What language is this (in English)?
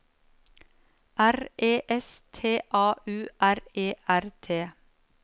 Norwegian